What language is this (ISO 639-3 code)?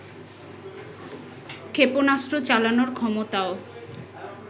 ben